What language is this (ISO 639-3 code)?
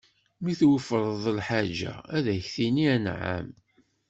kab